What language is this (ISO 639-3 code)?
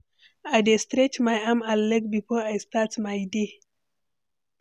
pcm